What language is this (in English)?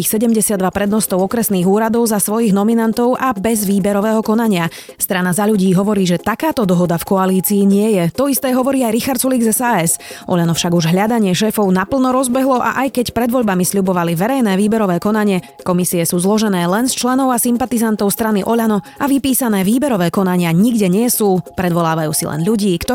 Slovak